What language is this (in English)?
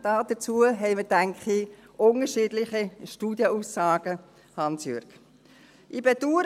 Swiss German